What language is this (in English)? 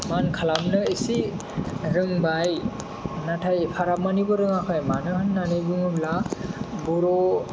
Bodo